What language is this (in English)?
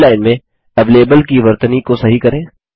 Hindi